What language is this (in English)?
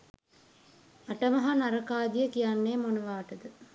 Sinhala